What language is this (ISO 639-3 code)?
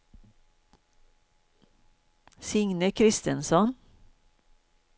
swe